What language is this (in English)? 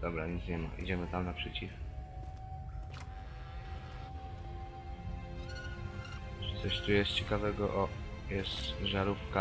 Polish